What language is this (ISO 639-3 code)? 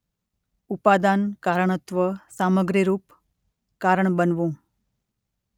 guj